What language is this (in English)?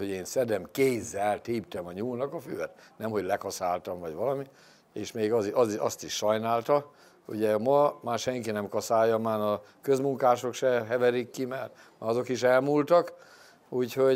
Hungarian